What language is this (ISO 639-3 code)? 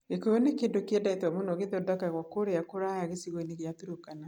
kik